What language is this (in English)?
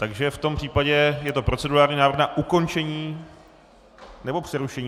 Czech